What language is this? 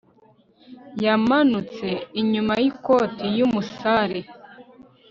Kinyarwanda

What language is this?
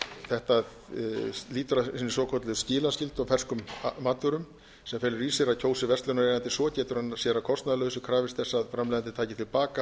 Icelandic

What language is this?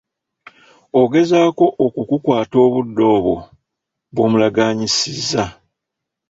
Ganda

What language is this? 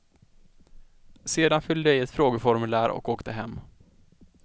Swedish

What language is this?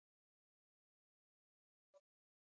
Swahili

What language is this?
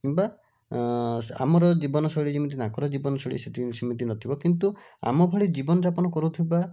Odia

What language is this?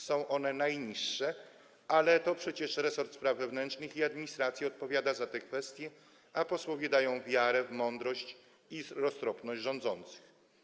Polish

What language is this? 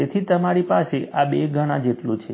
Gujarati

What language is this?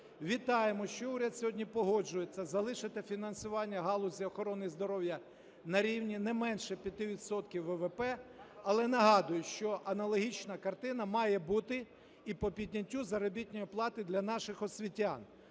Ukrainian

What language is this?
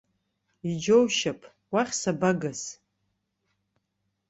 Abkhazian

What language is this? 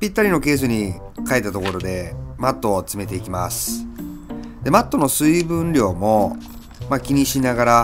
Japanese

